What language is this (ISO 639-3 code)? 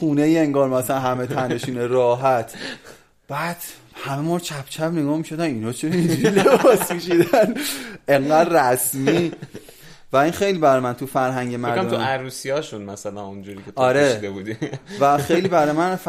fas